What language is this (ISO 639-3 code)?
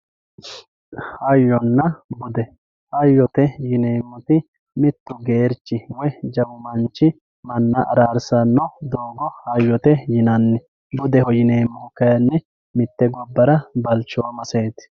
sid